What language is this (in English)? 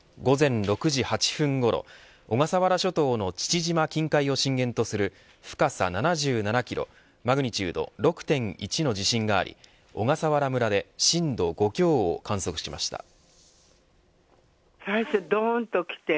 Japanese